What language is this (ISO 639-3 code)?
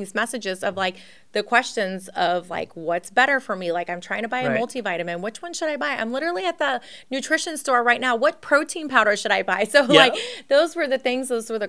eng